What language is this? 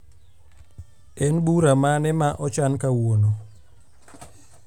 Luo (Kenya and Tanzania)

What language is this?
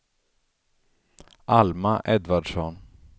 Swedish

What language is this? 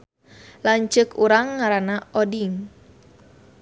Sundanese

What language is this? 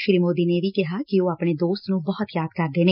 Punjabi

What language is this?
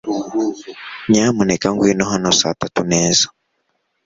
Kinyarwanda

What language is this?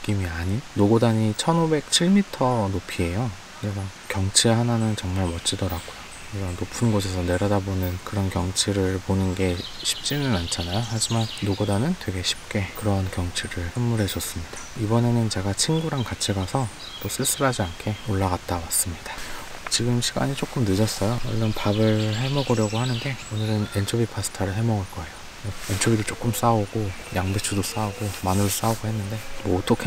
Korean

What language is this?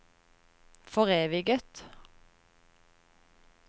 Norwegian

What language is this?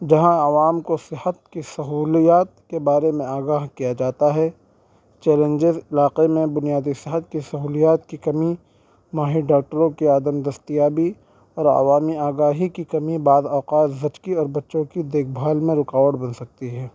Urdu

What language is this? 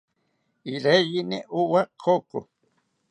South Ucayali Ashéninka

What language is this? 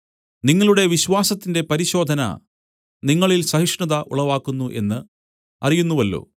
Malayalam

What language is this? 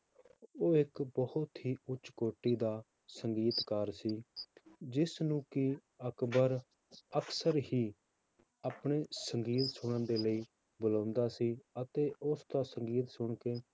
Punjabi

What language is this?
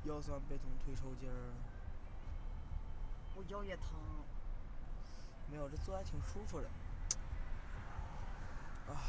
Chinese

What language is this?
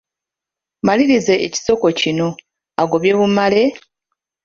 Ganda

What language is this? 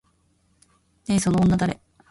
Japanese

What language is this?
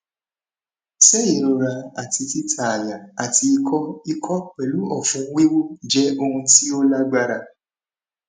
Yoruba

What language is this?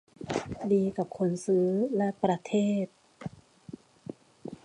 Thai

